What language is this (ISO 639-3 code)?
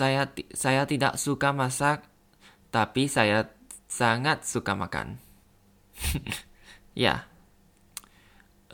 ind